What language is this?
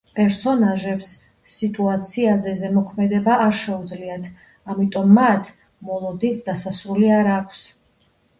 Georgian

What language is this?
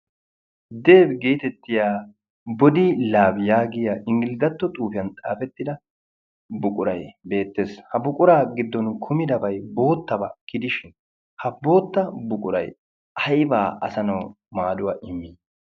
Wolaytta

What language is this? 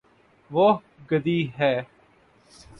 Urdu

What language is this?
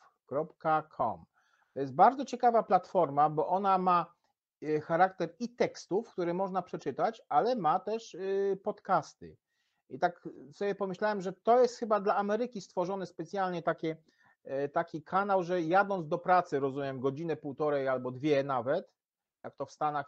Polish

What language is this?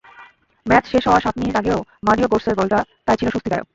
Bangla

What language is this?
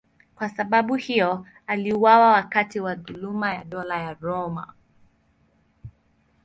Swahili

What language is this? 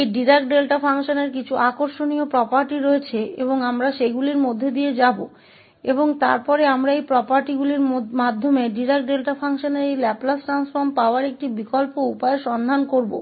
Hindi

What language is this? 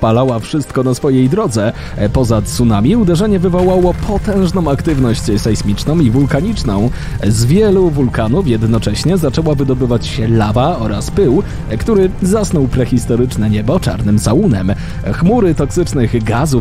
Polish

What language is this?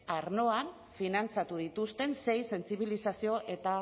Basque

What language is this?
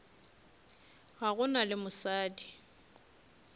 Northern Sotho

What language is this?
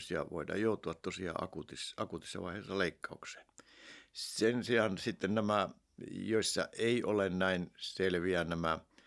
Finnish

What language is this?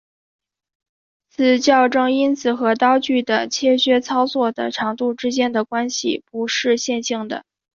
Chinese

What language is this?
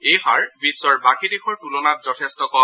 Assamese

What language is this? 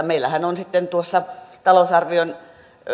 Finnish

